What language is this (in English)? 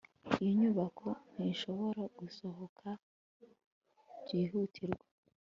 Kinyarwanda